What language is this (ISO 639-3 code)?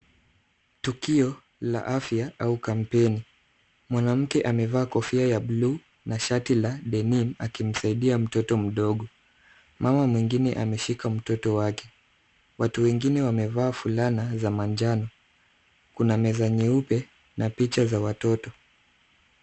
swa